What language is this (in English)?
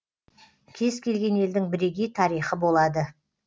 Kazakh